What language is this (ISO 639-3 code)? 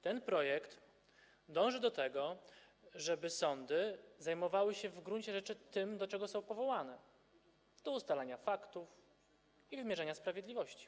pol